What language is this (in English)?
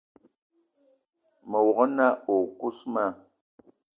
Eton (Cameroon)